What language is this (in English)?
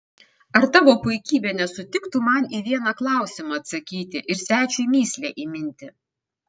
Lithuanian